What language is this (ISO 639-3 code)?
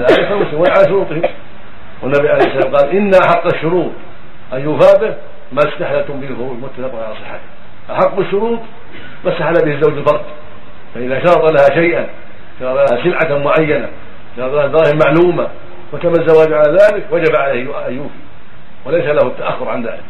ara